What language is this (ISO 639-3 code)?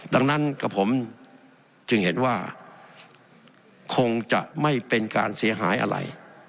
tha